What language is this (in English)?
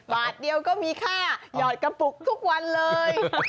Thai